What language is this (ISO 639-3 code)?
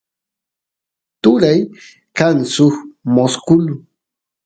qus